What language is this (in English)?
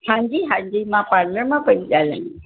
Sindhi